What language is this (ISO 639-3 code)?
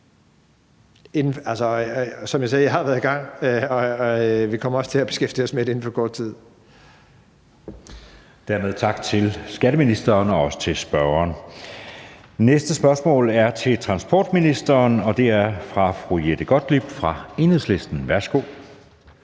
dan